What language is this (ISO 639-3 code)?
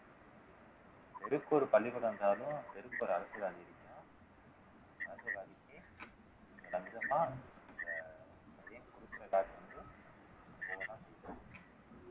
tam